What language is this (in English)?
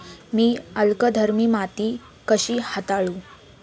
Marathi